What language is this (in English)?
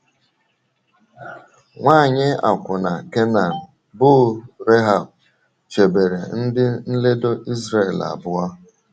Igbo